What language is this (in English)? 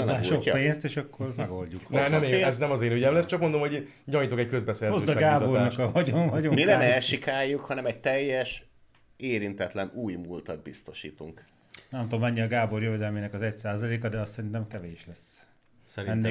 Hungarian